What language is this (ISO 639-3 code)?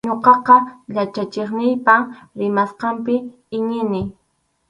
qxu